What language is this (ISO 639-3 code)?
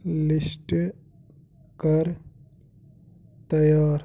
kas